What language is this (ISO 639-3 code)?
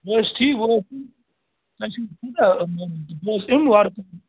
kas